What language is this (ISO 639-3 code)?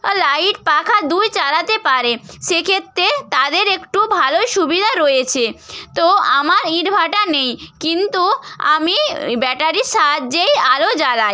ben